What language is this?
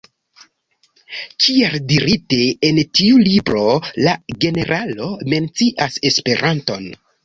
Esperanto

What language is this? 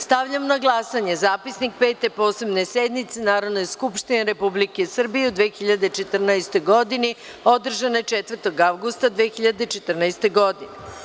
Serbian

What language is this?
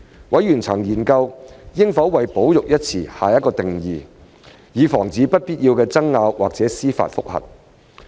Cantonese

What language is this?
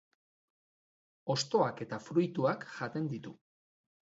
Basque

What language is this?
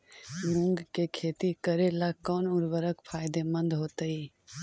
Magahi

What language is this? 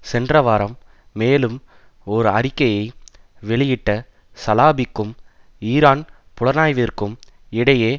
Tamil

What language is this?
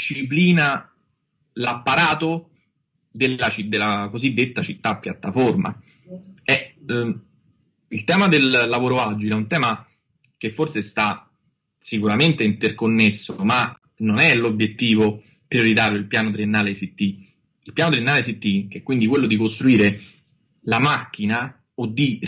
Italian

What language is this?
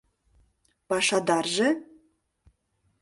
Mari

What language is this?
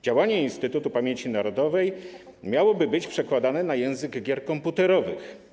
Polish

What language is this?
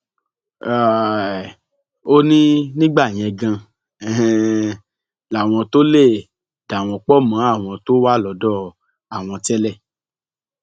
Yoruba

